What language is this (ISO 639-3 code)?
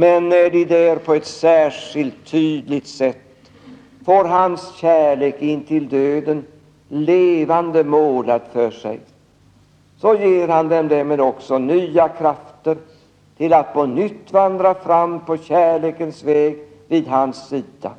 swe